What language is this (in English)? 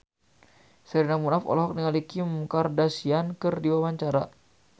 Sundanese